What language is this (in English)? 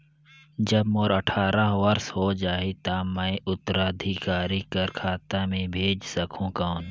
Chhattisgarhi